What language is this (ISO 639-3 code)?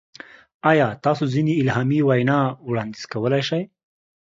pus